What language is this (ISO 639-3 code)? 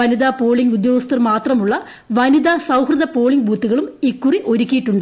mal